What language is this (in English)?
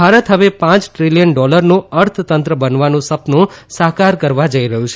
Gujarati